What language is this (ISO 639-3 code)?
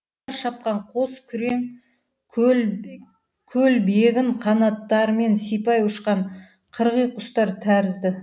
kaz